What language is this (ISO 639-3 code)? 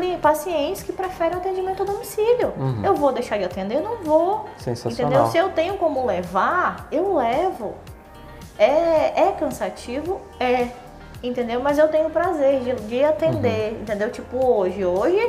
por